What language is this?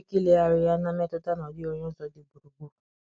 Igbo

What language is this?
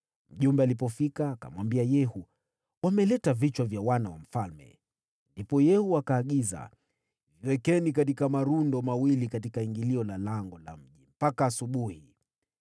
Swahili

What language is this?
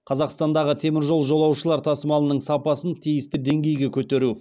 Kazakh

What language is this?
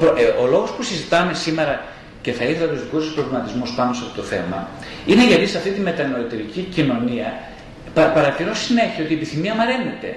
Greek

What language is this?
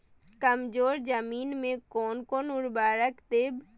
Maithili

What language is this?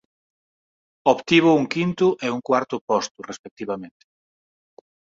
Galician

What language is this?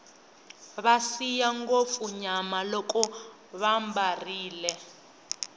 Tsonga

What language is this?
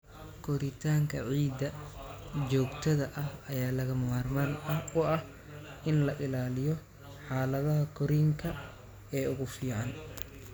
Somali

